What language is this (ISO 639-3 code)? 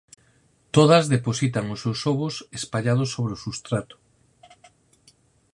glg